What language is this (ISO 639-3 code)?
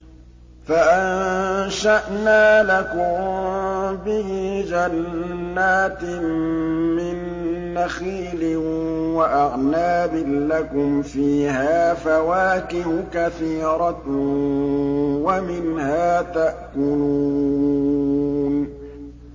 ara